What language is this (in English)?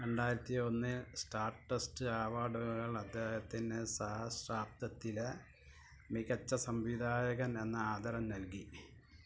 Malayalam